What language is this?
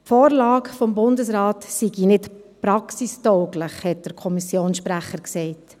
Swiss German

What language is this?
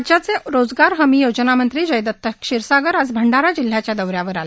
Marathi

